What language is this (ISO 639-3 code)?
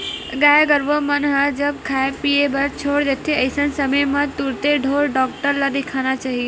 hne